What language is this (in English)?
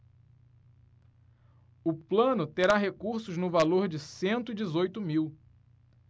Portuguese